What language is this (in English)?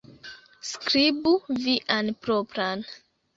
Esperanto